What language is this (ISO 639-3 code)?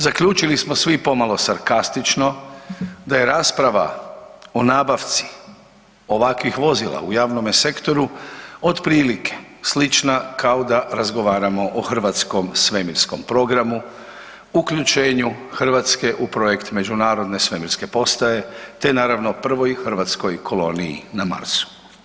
hrv